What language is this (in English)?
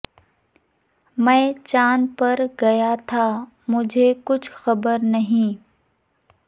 Urdu